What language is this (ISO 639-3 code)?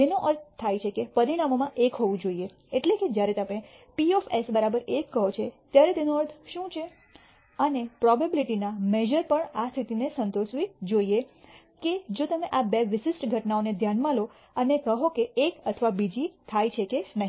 guj